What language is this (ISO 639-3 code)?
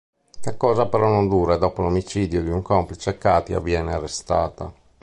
ita